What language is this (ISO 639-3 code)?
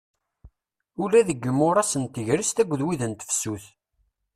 kab